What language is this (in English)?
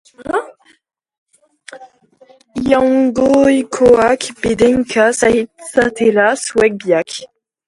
Basque